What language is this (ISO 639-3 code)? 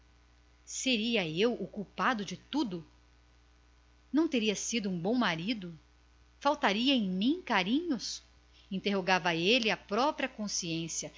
por